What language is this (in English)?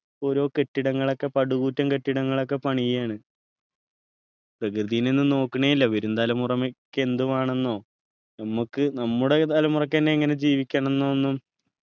Malayalam